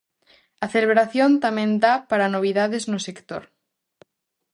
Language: Galician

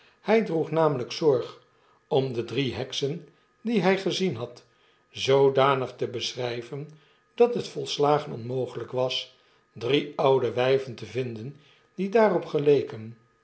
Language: Dutch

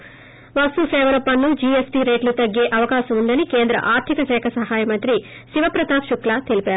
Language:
Telugu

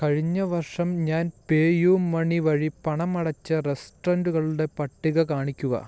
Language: Malayalam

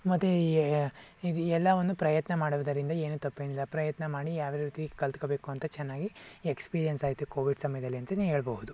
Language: Kannada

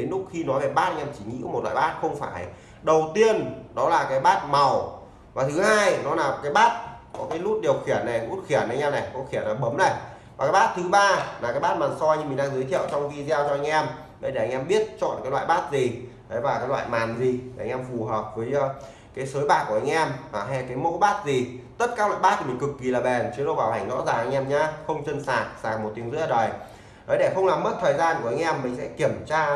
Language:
Vietnamese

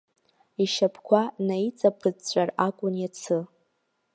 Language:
Abkhazian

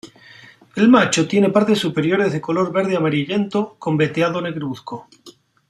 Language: Spanish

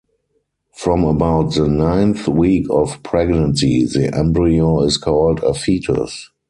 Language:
English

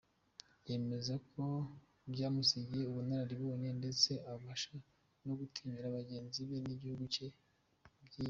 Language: Kinyarwanda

